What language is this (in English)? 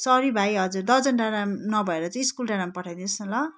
Nepali